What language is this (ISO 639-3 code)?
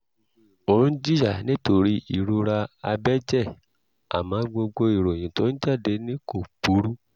yor